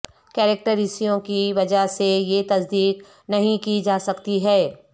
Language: Urdu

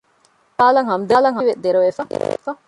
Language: Divehi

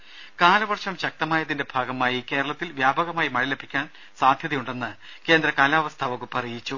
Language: Malayalam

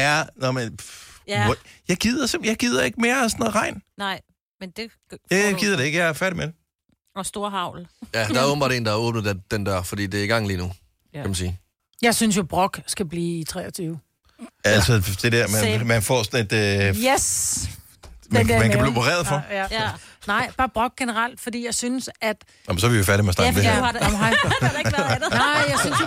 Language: Danish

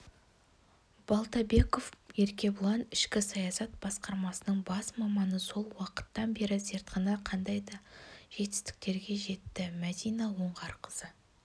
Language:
Kazakh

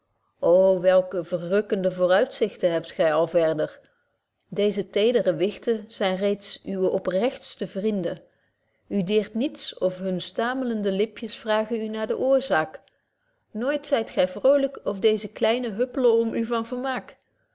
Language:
Dutch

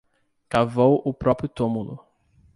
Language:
Portuguese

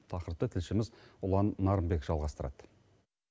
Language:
Kazakh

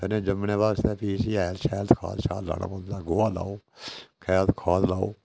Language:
Dogri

